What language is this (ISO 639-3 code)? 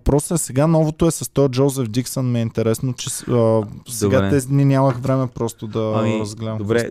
bul